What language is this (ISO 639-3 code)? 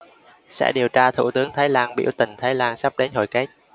vie